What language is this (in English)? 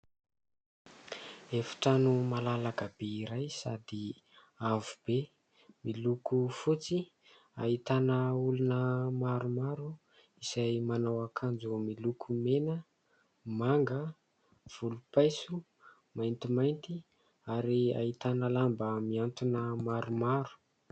Malagasy